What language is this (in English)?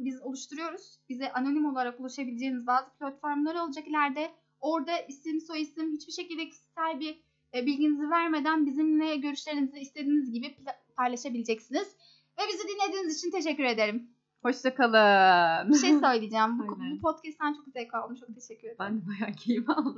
Turkish